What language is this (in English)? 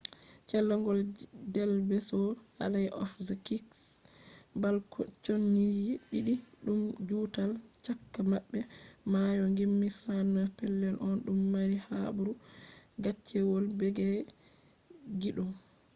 Fula